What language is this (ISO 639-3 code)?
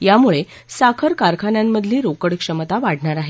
mar